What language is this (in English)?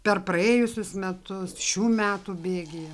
Lithuanian